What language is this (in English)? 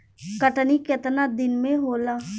Bhojpuri